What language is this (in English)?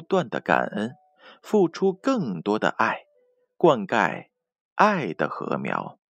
Chinese